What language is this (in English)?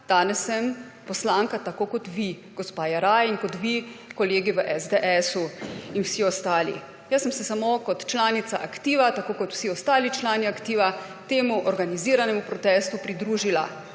Slovenian